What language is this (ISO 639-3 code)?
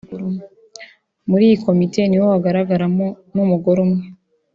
kin